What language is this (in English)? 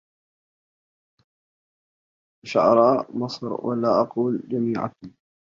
Arabic